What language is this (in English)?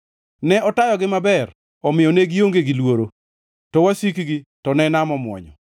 Luo (Kenya and Tanzania)